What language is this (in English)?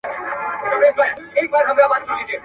Pashto